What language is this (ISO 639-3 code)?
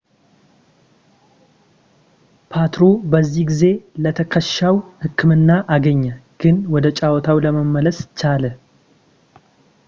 amh